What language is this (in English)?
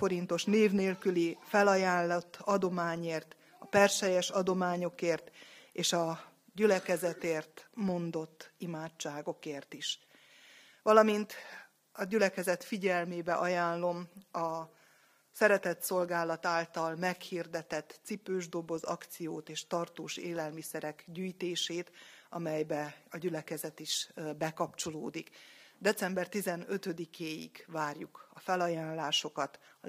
Hungarian